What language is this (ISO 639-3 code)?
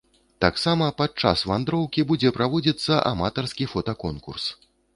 bel